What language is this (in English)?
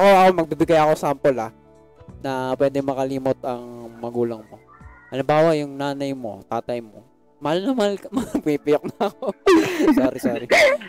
Filipino